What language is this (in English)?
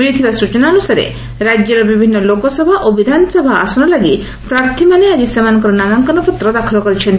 Odia